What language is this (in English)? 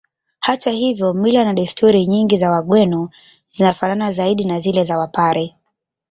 Swahili